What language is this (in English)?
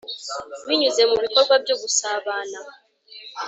Kinyarwanda